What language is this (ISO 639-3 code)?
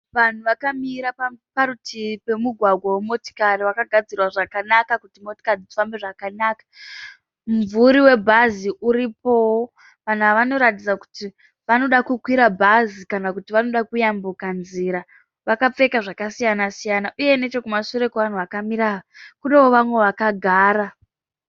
sna